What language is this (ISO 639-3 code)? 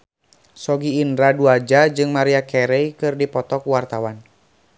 sun